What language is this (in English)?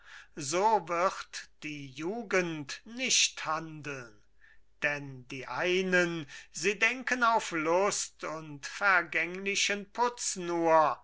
German